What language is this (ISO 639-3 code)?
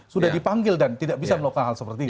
ind